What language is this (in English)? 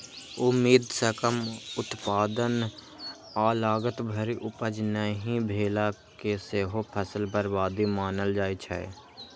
Maithili